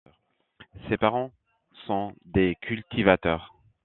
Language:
French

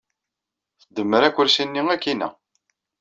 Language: Kabyle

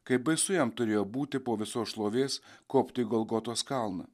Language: Lithuanian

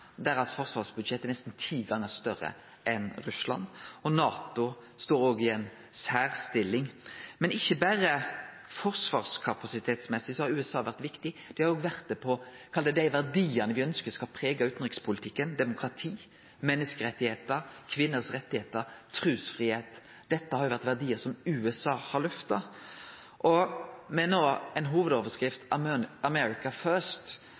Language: Norwegian Nynorsk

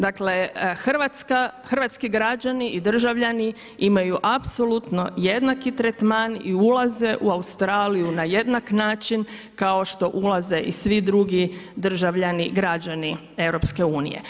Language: Croatian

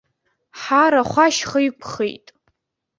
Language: Abkhazian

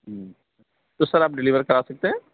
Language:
Urdu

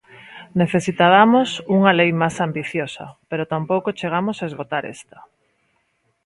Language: Galician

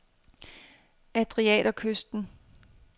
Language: Danish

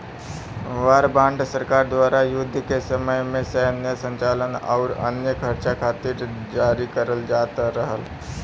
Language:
Bhojpuri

